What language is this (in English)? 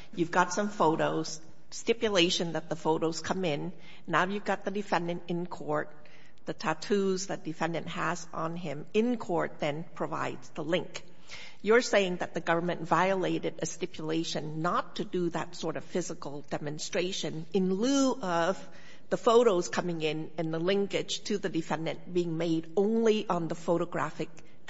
English